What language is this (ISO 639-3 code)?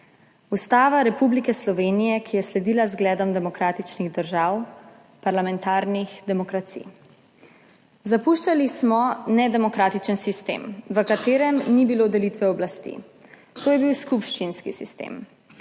slv